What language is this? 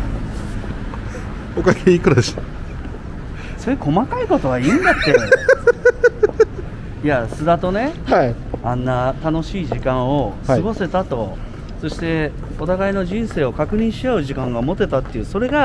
Japanese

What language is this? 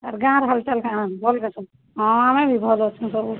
Odia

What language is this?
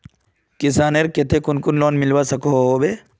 Magahi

